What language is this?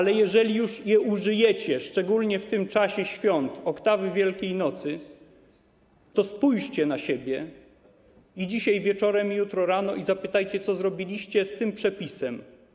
Polish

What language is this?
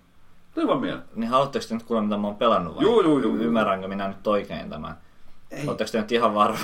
Finnish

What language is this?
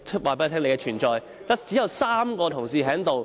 Cantonese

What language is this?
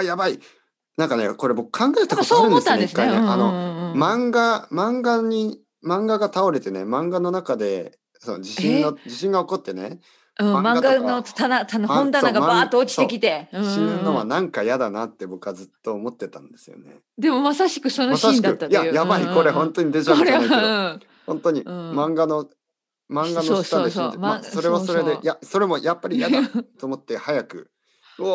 Japanese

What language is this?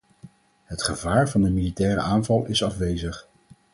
Dutch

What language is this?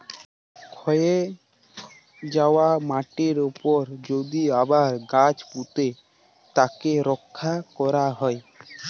Bangla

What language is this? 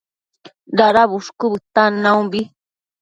Matsés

